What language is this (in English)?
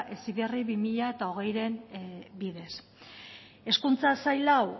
Basque